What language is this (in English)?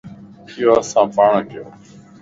Lasi